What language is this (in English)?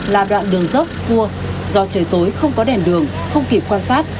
Vietnamese